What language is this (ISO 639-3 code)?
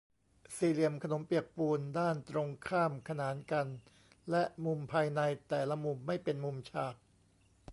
tha